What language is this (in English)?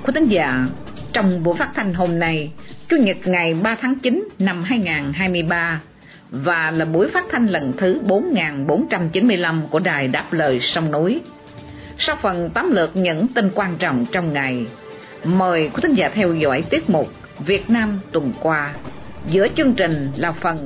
Vietnamese